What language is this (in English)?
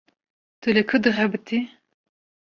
Kurdish